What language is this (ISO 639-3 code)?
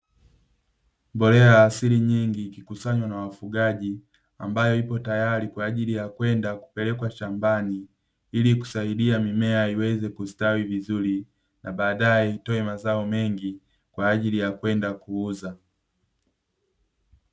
swa